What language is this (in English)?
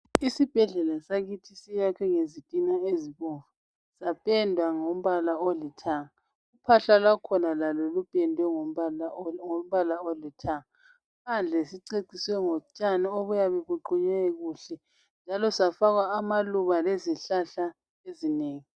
North Ndebele